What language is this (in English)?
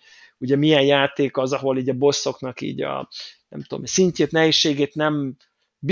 Hungarian